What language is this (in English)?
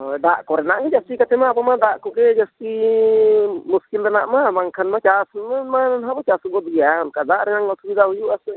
Santali